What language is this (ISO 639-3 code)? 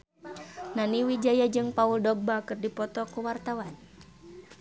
sun